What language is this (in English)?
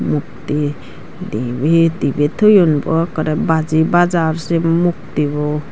Chakma